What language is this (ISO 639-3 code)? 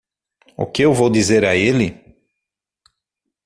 por